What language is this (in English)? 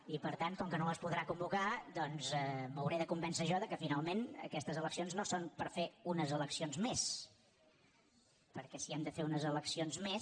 Catalan